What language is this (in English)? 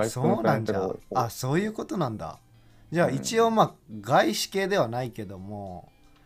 Japanese